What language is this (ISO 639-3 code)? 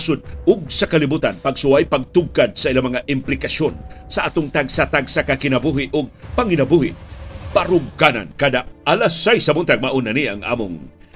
fil